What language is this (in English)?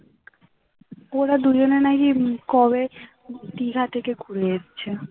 Bangla